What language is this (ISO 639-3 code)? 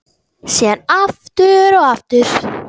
isl